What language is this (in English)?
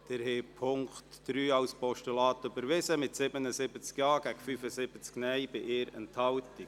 Swiss German